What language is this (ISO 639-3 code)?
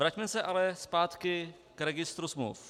ces